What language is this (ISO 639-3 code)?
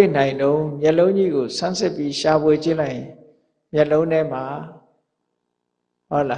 mya